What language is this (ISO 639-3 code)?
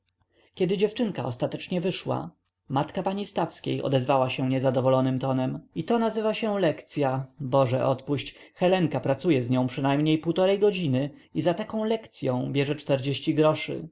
pol